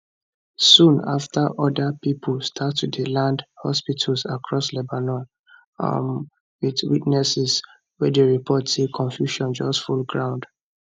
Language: Nigerian Pidgin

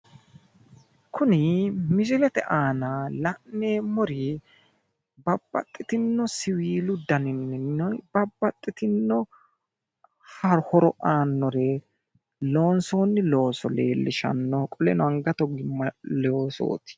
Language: Sidamo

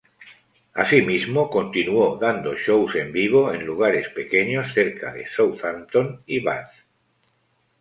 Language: Spanish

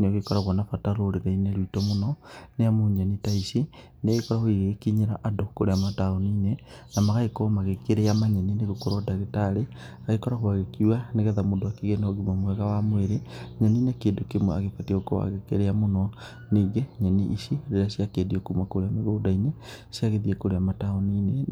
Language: Kikuyu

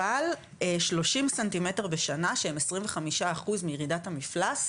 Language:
Hebrew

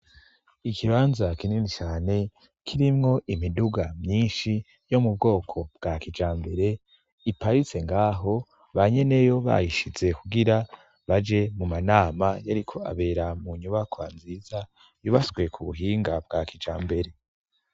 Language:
Rundi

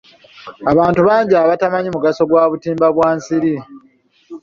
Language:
Ganda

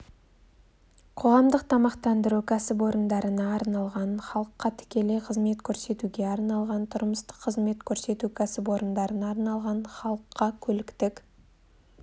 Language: Kazakh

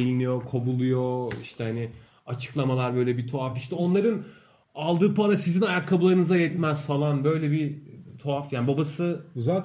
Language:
Turkish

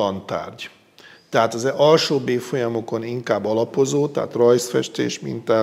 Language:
Hungarian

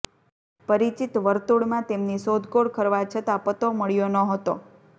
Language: Gujarati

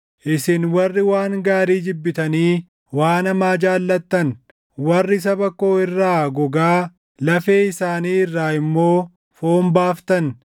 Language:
Oromo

